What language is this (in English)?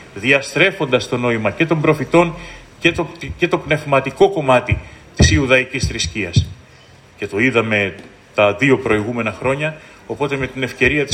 Greek